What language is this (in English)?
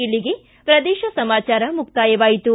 Kannada